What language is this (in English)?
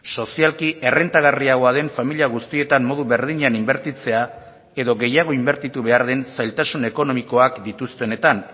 Basque